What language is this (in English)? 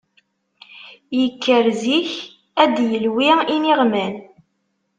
Kabyle